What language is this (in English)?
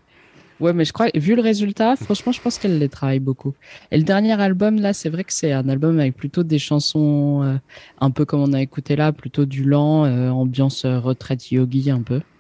French